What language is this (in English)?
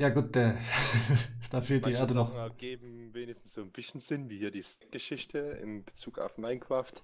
German